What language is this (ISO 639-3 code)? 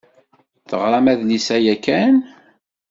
kab